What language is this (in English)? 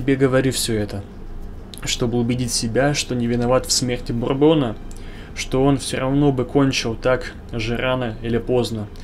Russian